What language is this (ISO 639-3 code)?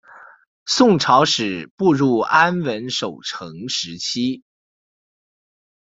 zho